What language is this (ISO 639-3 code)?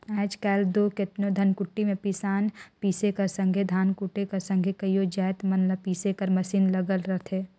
hne